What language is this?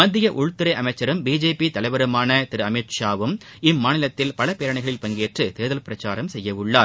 Tamil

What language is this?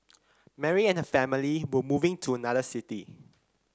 English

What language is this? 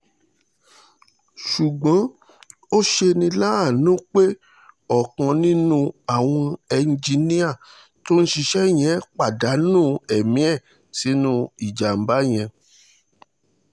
Yoruba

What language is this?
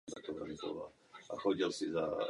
Czech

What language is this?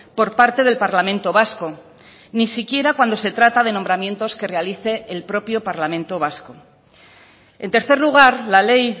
Spanish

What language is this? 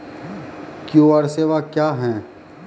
Maithili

